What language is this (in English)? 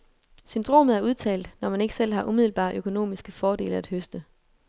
Danish